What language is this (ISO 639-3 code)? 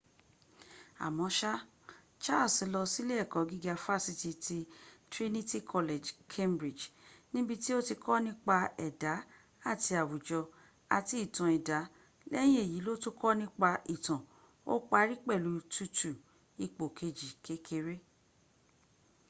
yor